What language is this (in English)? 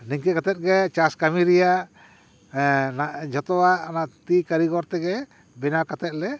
Santali